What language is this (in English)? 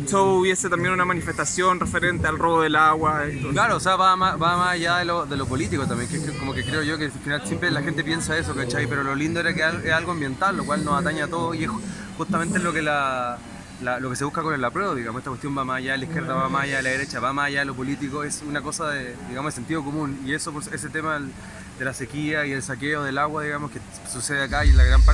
Spanish